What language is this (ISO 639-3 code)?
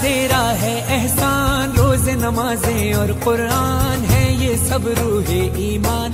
hin